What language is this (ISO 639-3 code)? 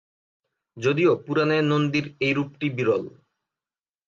ben